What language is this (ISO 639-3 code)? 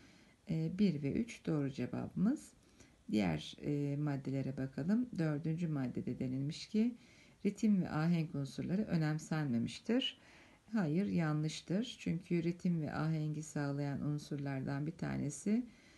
tur